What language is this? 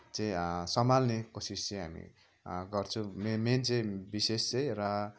Nepali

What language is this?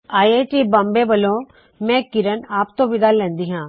Punjabi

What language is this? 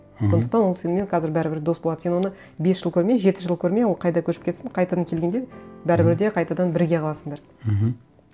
Kazakh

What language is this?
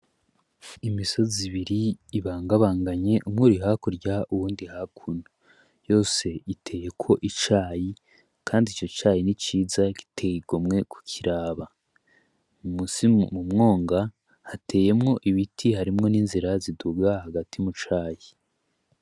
Rundi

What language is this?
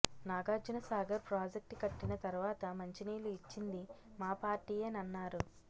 Telugu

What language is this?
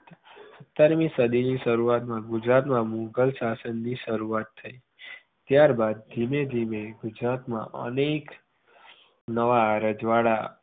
Gujarati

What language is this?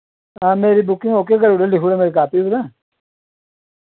Dogri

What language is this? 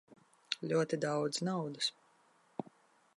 Latvian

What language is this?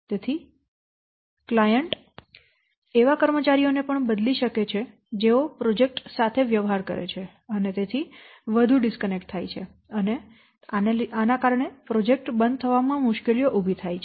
Gujarati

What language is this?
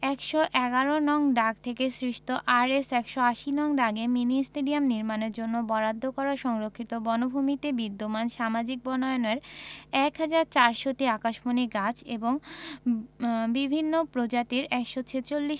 Bangla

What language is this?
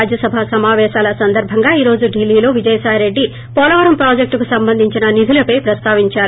Telugu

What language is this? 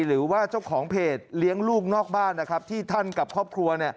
Thai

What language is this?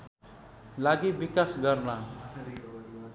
Nepali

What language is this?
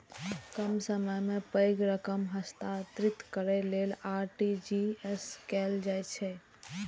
Maithili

